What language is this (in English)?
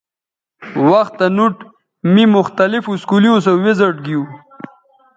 Bateri